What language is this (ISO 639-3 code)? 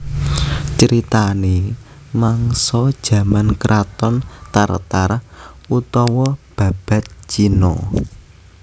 jav